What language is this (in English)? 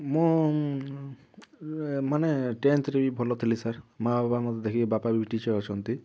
Odia